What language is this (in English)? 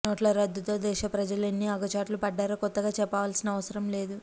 Telugu